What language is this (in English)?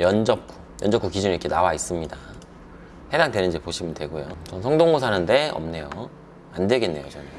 Korean